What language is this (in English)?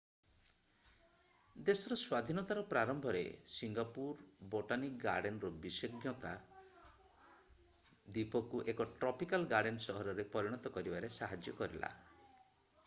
Odia